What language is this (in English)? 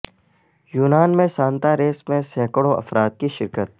Urdu